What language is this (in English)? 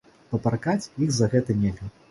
Belarusian